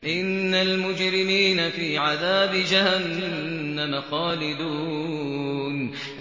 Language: Arabic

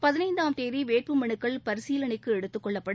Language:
Tamil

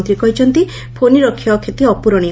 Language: Odia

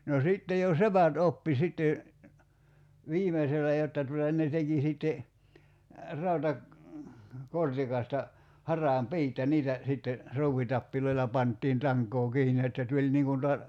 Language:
Finnish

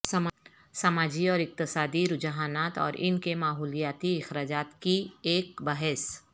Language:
Urdu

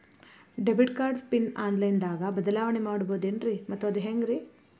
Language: Kannada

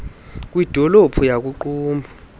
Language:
Xhosa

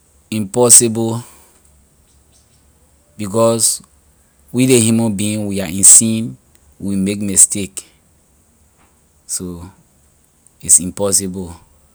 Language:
Liberian English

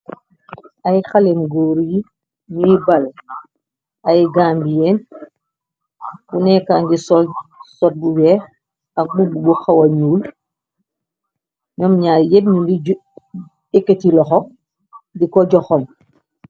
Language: Wolof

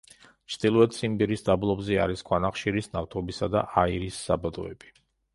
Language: Georgian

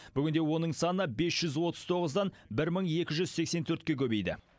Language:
Kazakh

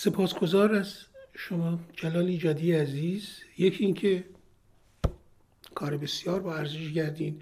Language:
Persian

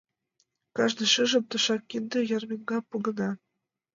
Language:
Mari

